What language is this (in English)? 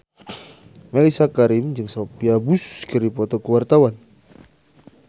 Sundanese